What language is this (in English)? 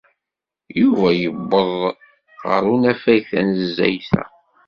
Kabyle